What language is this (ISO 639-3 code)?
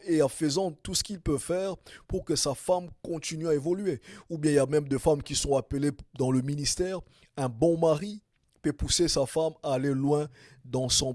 fra